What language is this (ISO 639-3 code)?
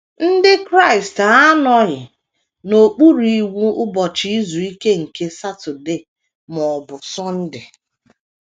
ibo